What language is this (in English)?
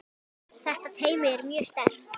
Icelandic